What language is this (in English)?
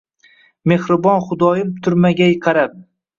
Uzbek